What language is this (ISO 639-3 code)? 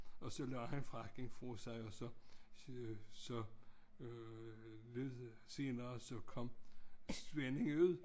dan